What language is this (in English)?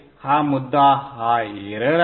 Marathi